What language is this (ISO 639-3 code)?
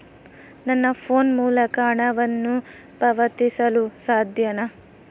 kan